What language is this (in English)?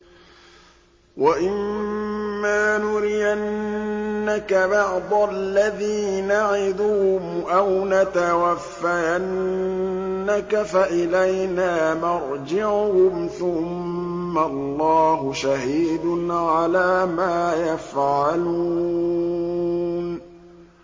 Arabic